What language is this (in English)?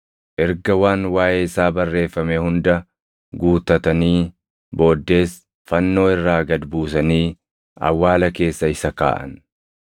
Oromo